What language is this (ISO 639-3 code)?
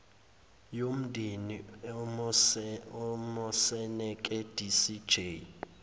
zul